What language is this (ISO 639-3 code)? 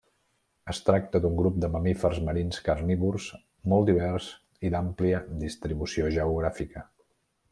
cat